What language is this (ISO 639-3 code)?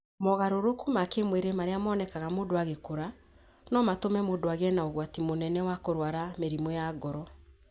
kik